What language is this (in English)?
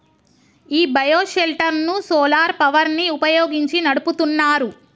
Telugu